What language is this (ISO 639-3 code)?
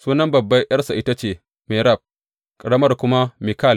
hau